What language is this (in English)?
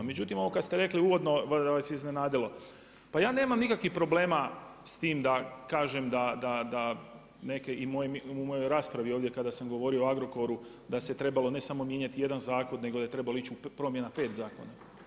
Croatian